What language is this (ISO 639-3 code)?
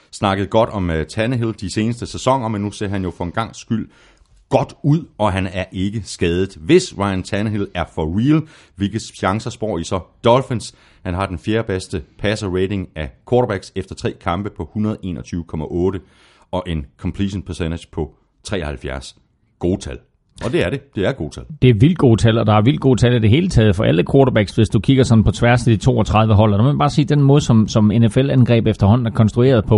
dan